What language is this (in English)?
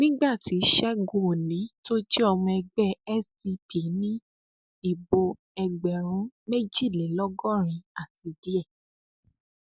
Yoruba